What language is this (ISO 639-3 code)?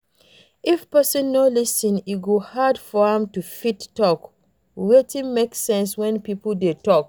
pcm